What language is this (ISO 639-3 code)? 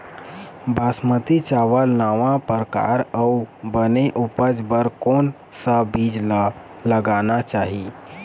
hne